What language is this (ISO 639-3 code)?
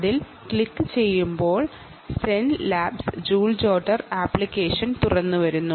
mal